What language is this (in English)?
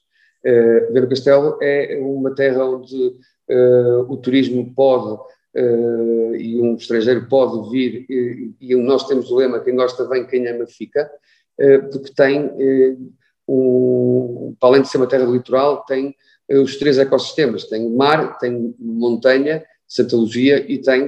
Portuguese